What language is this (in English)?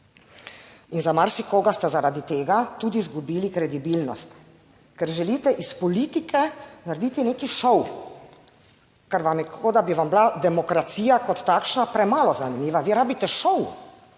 Slovenian